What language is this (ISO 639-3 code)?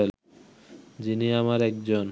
ben